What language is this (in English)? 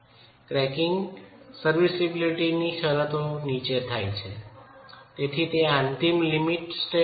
Gujarati